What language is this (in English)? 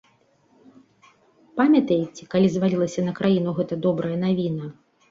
Belarusian